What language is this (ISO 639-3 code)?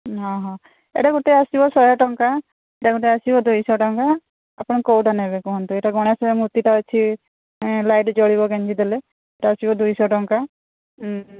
ori